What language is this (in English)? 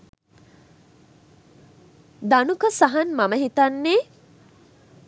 Sinhala